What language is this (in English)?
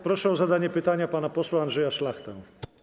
Polish